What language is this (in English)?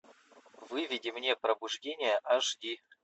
Russian